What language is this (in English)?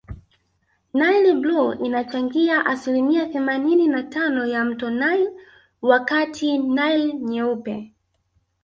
Swahili